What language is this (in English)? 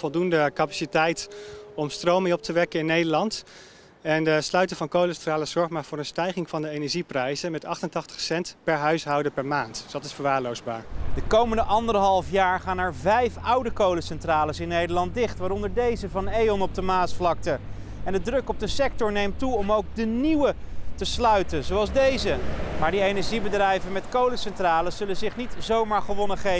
Dutch